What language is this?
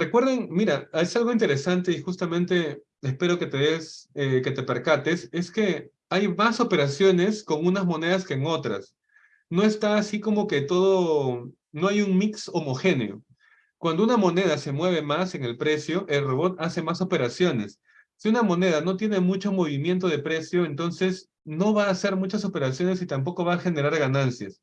Spanish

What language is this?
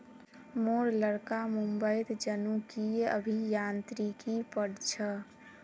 Magahi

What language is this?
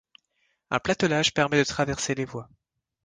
French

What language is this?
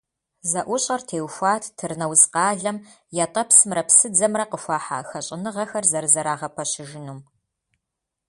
Kabardian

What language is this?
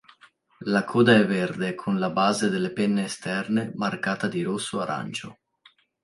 Italian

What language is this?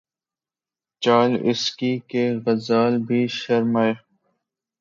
Urdu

